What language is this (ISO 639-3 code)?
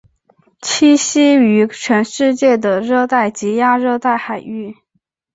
zho